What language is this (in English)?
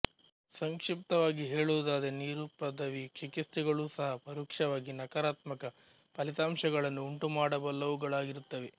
Kannada